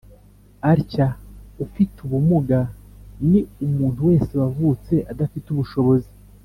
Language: Kinyarwanda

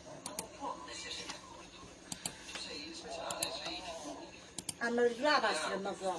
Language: Italian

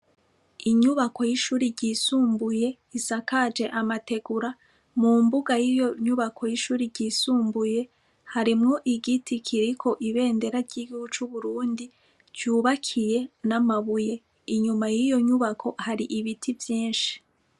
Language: Rundi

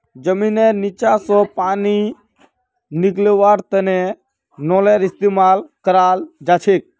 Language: Magahi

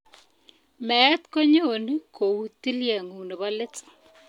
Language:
Kalenjin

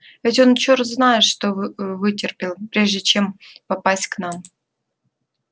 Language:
Russian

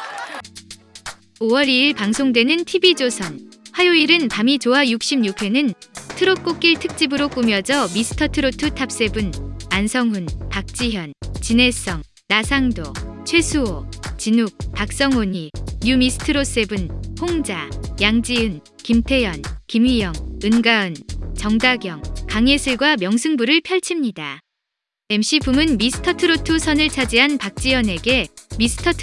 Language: Korean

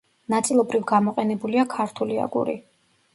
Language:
Georgian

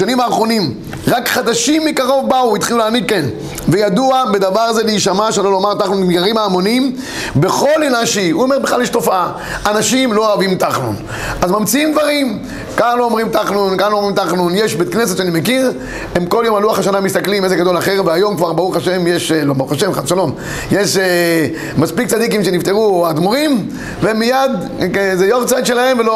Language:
Hebrew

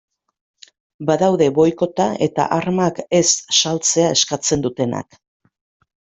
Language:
Basque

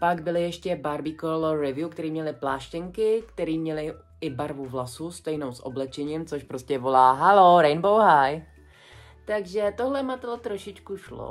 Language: Czech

